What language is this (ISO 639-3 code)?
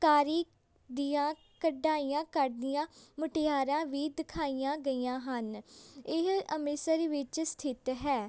pan